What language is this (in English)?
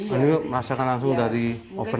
Indonesian